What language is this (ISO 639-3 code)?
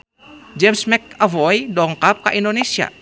sun